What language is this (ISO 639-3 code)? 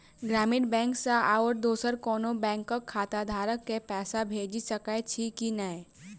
mai